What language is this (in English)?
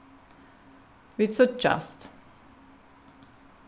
Faroese